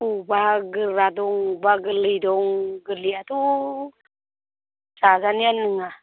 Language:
Bodo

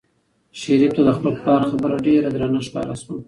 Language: Pashto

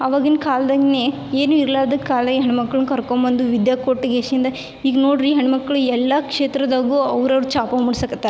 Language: Kannada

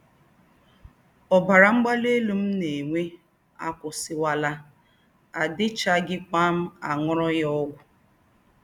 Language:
Igbo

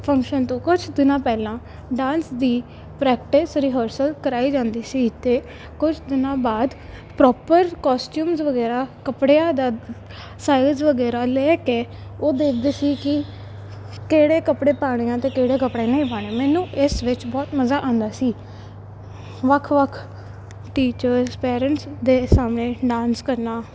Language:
Punjabi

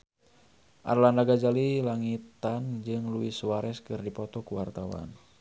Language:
Sundanese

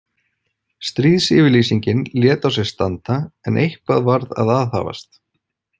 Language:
Icelandic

